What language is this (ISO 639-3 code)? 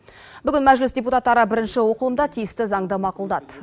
kaz